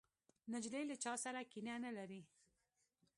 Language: Pashto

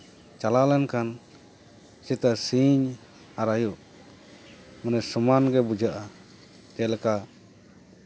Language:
Santali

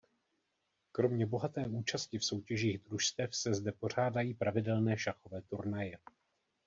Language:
Czech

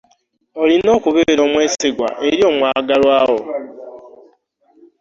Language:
Ganda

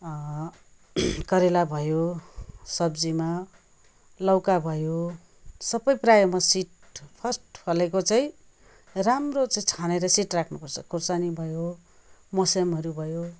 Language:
Nepali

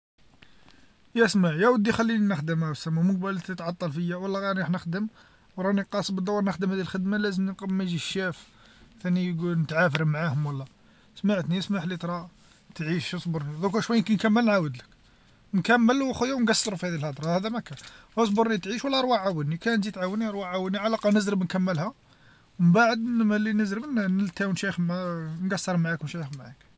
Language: Algerian Arabic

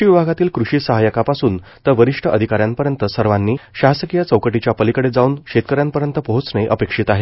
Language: Marathi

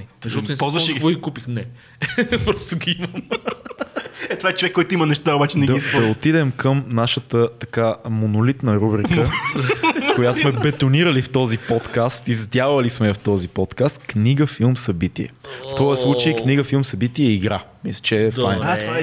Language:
Bulgarian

